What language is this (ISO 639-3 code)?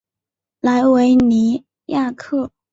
zho